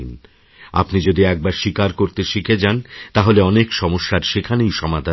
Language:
Bangla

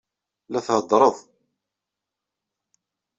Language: Kabyle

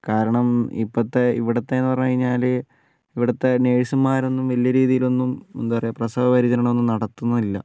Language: Malayalam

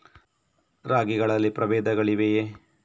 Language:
Kannada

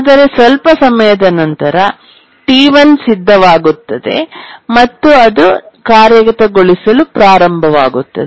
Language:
Kannada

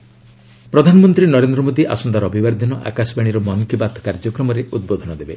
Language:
Odia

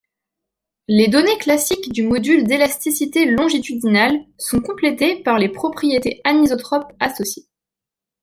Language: French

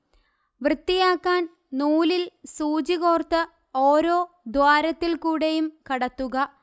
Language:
Malayalam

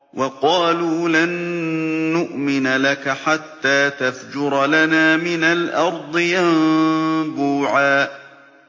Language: Arabic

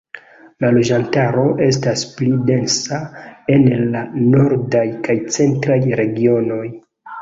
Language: Esperanto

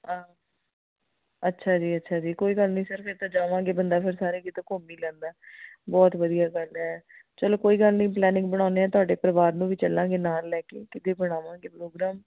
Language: Punjabi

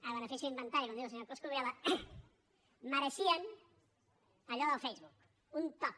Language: Catalan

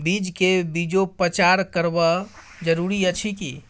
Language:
Maithili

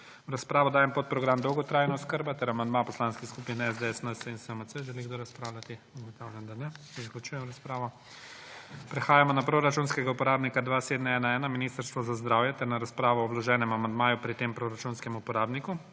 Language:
Slovenian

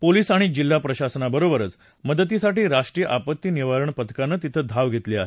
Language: Marathi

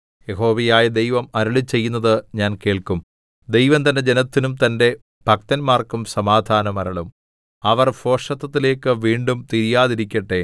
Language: Malayalam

